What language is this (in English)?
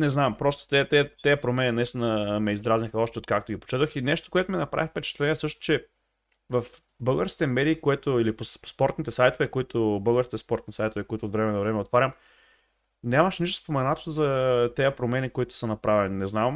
Bulgarian